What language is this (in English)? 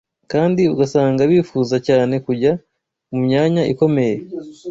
Kinyarwanda